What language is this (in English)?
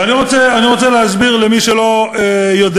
Hebrew